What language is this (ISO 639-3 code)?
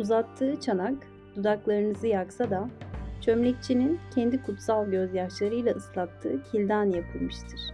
tur